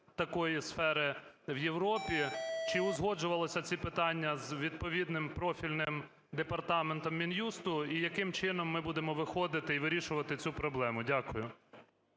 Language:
Ukrainian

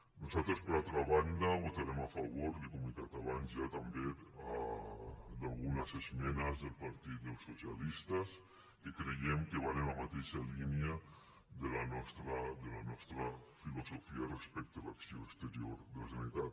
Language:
Catalan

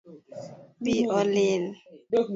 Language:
Luo (Kenya and Tanzania)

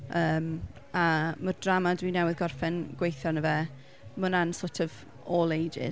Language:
Welsh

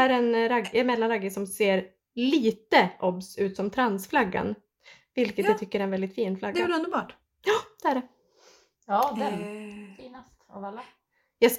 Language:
Swedish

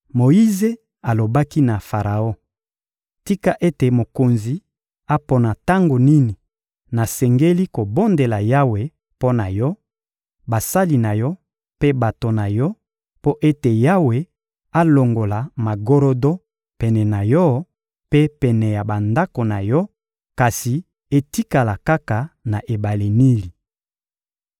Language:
Lingala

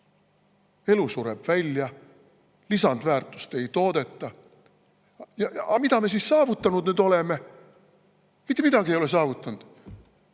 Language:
Estonian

